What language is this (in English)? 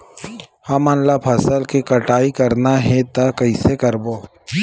Chhattisgarhi